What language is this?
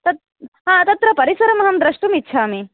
Sanskrit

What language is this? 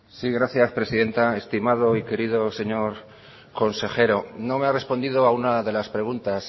Spanish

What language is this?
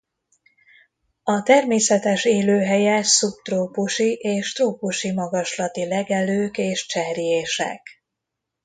Hungarian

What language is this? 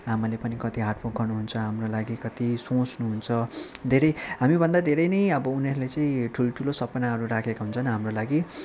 Nepali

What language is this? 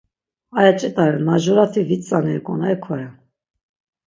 Laz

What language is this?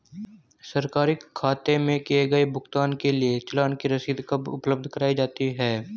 Hindi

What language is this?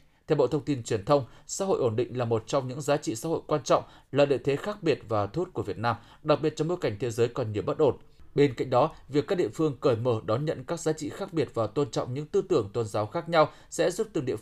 Vietnamese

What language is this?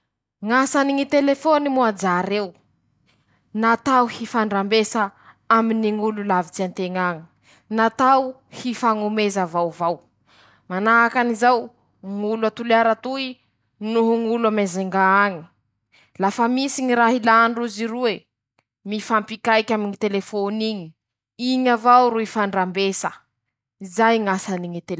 Masikoro Malagasy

